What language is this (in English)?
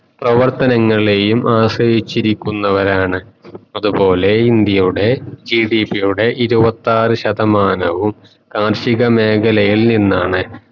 Malayalam